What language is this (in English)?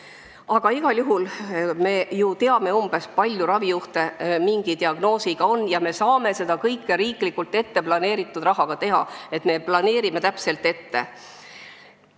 Estonian